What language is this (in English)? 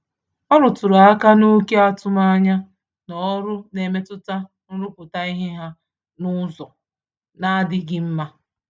Igbo